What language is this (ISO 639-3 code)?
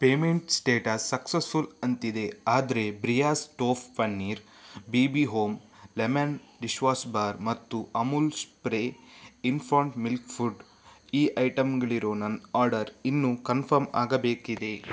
kan